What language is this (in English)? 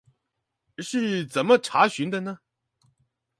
Chinese